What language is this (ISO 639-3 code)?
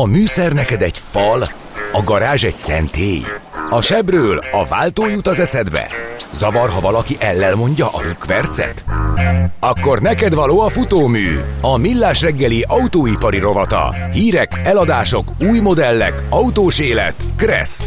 hun